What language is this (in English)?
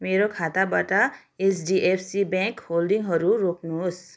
Nepali